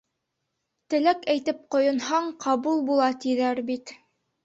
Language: Bashkir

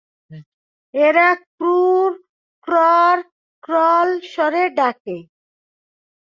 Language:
Bangla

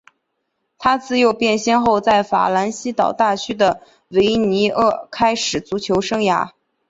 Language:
Chinese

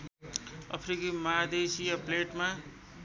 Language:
Nepali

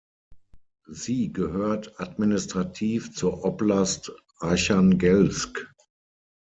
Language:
German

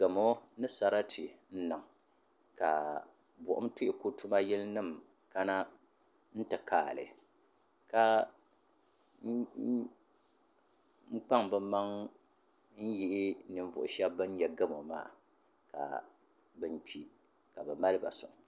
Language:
Dagbani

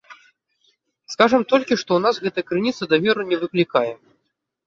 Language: Belarusian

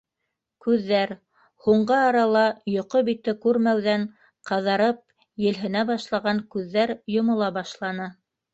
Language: Bashkir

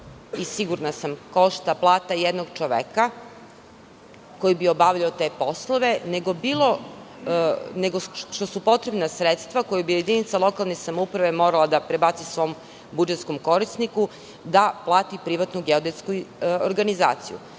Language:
Serbian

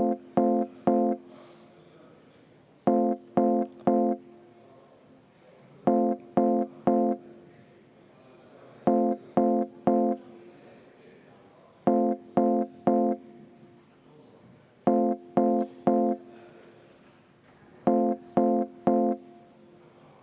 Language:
Estonian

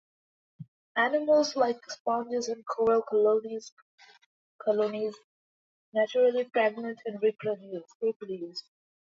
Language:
English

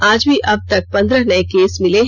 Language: Hindi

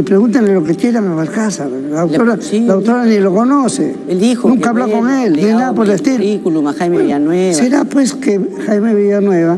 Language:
Spanish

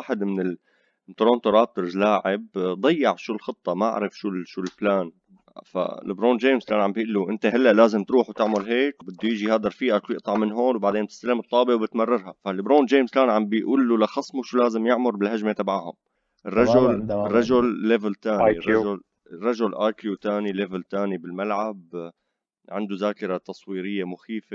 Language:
Arabic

